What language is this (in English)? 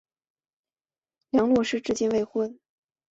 Chinese